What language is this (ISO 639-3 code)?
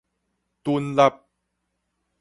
nan